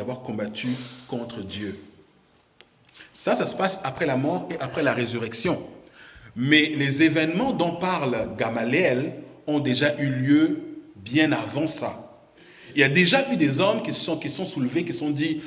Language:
French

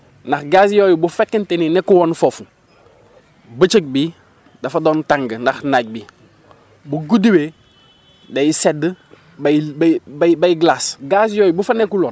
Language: Wolof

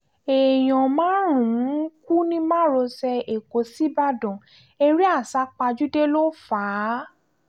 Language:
Yoruba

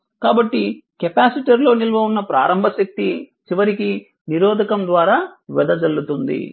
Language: Telugu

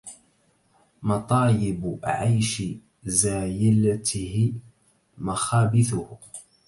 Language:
Arabic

